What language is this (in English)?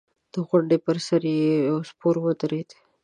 Pashto